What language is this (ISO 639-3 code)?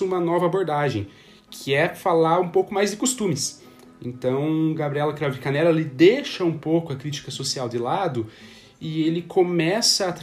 por